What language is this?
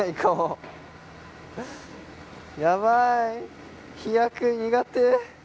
Japanese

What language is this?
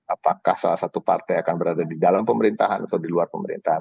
Indonesian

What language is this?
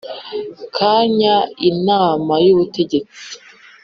Kinyarwanda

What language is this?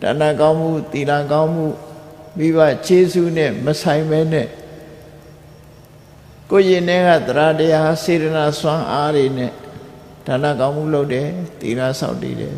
Vietnamese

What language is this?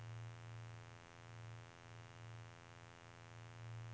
Norwegian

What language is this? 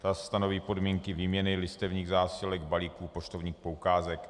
Czech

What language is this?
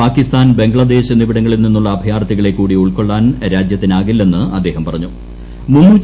Malayalam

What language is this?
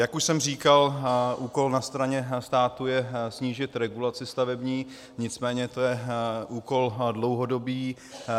Czech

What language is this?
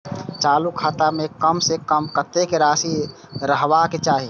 Maithili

